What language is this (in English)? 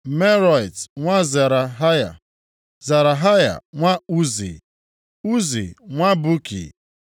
Igbo